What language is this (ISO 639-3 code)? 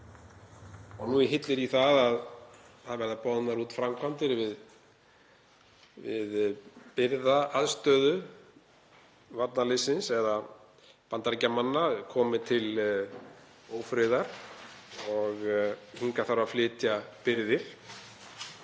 isl